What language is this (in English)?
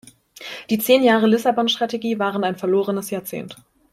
German